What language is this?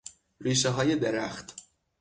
Persian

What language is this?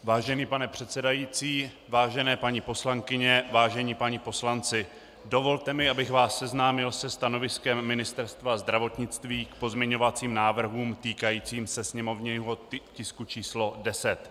Czech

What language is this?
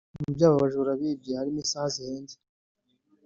Kinyarwanda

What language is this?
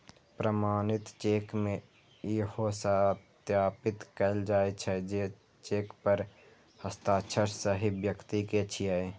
Maithili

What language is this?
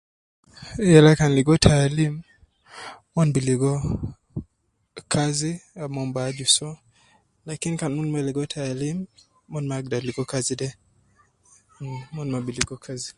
Nubi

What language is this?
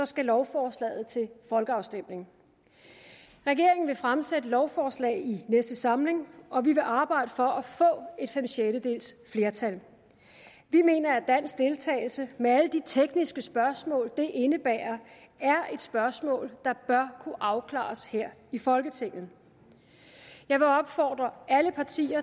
Danish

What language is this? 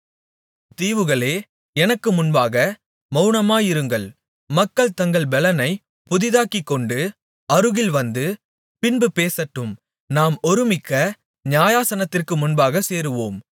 Tamil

